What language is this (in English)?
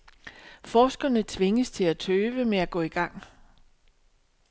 Danish